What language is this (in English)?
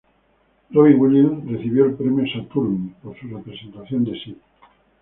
Spanish